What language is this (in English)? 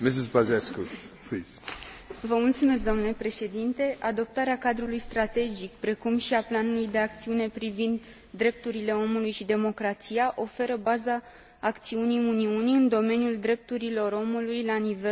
Romanian